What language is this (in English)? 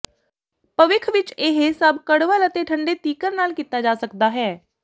Punjabi